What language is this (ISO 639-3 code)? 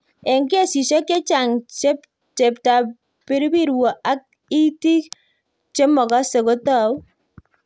kln